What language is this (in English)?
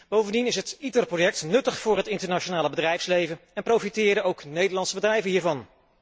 Dutch